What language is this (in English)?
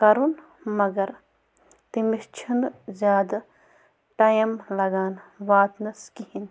Kashmiri